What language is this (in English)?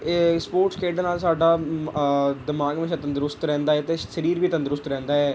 Punjabi